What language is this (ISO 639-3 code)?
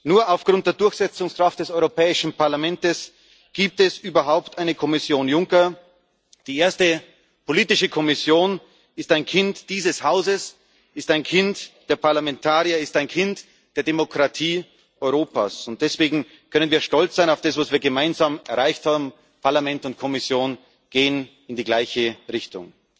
deu